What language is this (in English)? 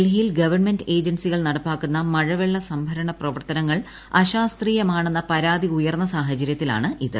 Malayalam